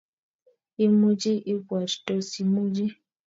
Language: Kalenjin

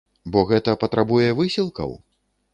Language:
Belarusian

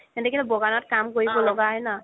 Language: Assamese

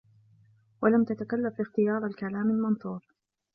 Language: Arabic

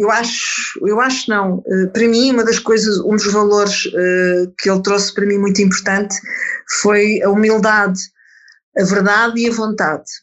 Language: Portuguese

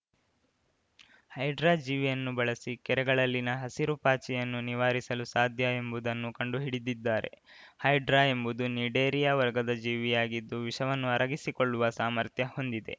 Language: Kannada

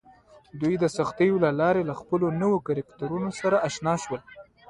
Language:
Pashto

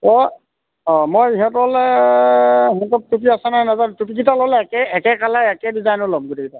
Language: Assamese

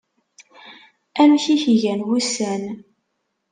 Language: Kabyle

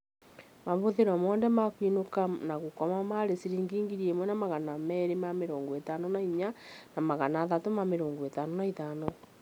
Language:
Kikuyu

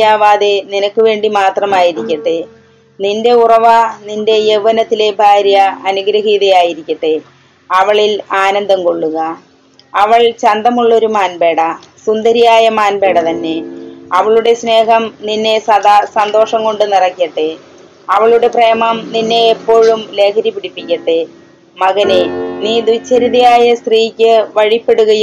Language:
Malayalam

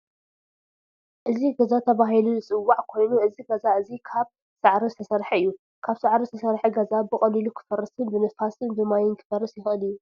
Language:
Tigrinya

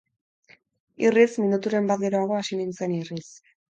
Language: Basque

